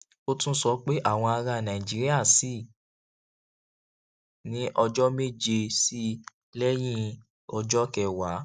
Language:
Yoruba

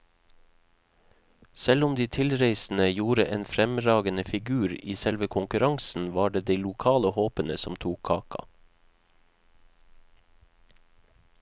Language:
Norwegian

